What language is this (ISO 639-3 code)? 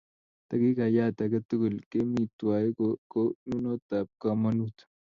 kln